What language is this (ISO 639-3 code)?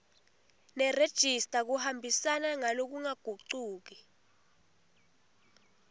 ssw